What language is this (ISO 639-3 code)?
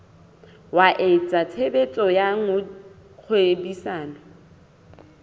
sot